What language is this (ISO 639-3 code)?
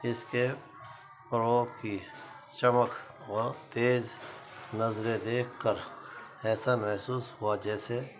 urd